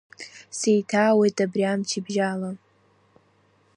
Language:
Abkhazian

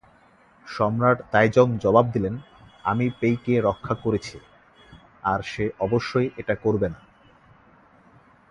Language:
Bangla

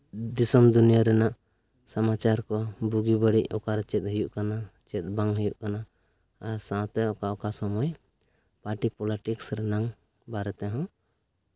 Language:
Santali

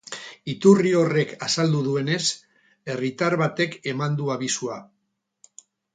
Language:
Basque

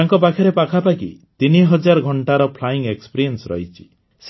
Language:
Odia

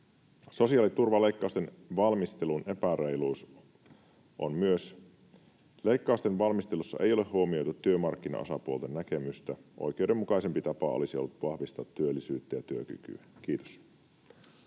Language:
Finnish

